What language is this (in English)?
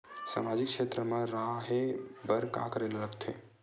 Chhattisgarhi